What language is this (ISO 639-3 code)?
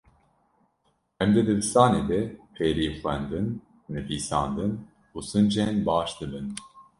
kur